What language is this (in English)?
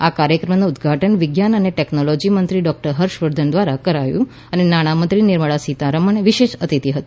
Gujarati